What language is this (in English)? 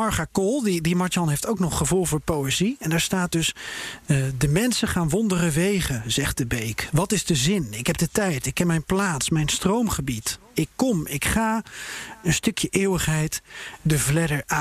Dutch